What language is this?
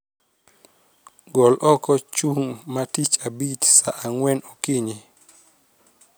Luo (Kenya and Tanzania)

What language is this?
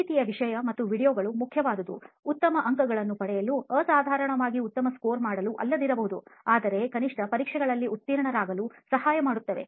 Kannada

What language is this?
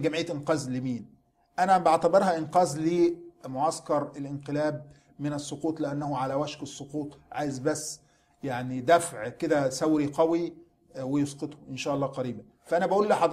Arabic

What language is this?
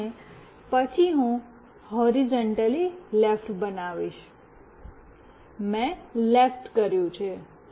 Gujarati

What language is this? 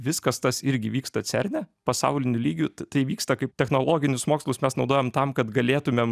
Lithuanian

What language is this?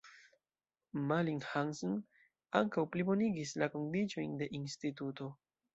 Esperanto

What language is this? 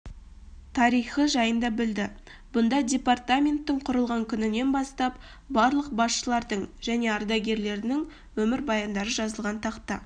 Kazakh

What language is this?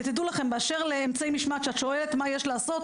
Hebrew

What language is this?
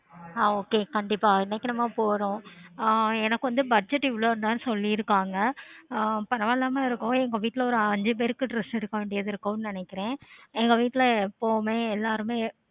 Tamil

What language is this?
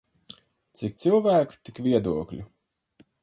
Latvian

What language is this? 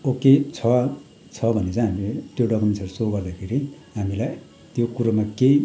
Nepali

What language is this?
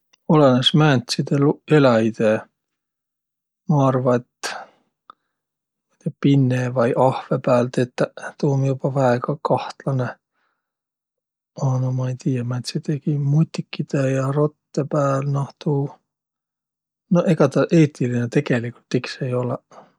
Võro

